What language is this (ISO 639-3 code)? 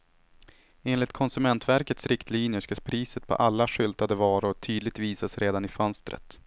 swe